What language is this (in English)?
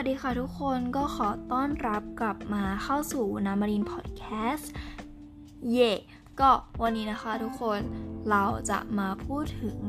Thai